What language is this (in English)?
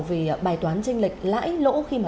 Vietnamese